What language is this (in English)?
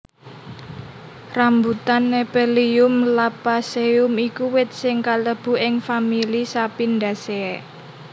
Javanese